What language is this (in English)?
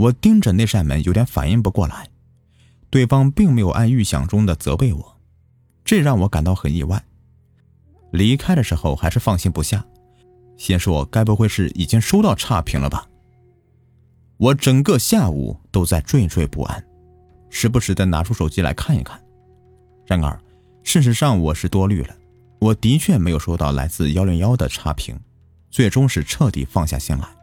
Chinese